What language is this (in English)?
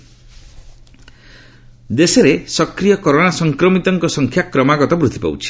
Odia